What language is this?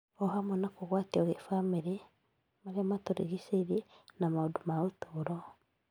Kikuyu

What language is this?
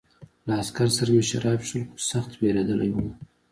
Pashto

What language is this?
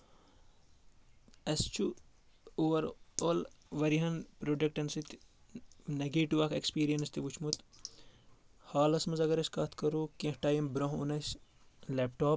Kashmiri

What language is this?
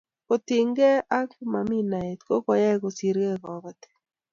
Kalenjin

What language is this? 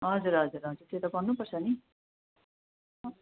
Nepali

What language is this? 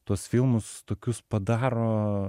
Lithuanian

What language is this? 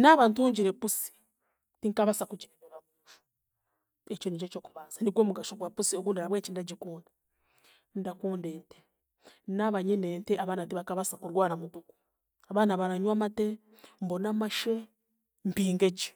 Chiga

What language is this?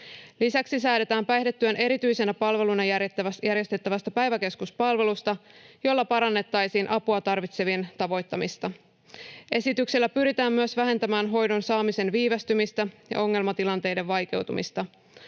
Finnish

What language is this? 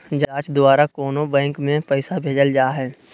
Magahi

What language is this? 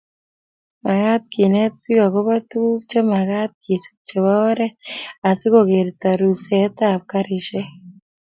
Kalenjin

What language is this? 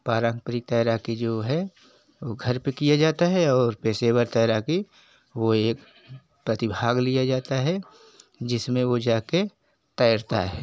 Hindi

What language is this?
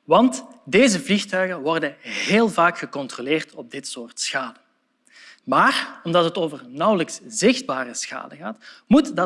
Dutch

